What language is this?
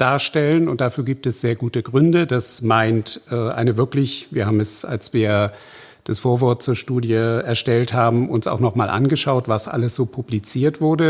German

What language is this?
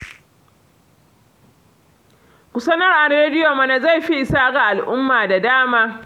Hausa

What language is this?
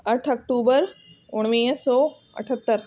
Sindhi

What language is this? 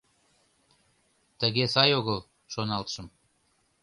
Mari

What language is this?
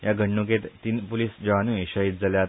Konkani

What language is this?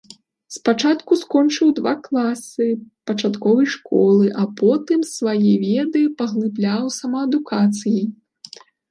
Belarusian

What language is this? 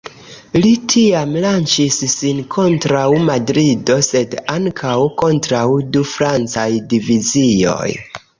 Esperanto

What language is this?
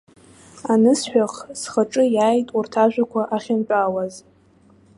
Abkhazian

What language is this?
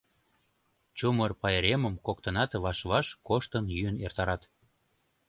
Mari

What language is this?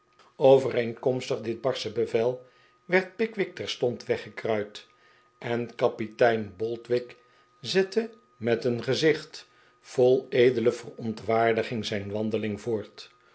Dutch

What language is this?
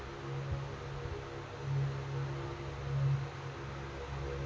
Kannada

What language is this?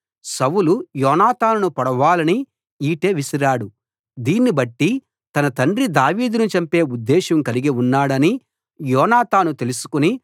Telugu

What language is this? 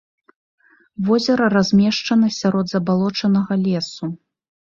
Belarusian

